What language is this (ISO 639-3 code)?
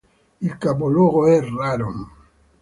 ita